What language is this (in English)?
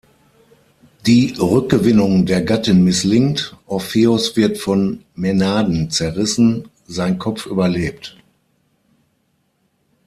German